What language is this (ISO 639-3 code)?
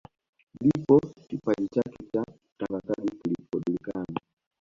swa